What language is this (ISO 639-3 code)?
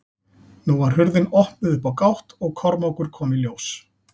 isl